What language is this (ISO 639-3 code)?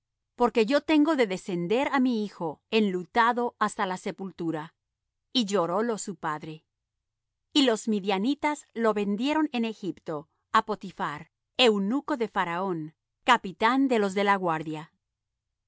spa